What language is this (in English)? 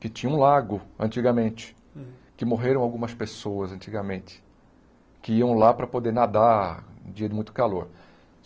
Portuguese